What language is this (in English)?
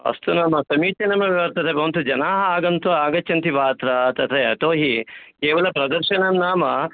Sanskrit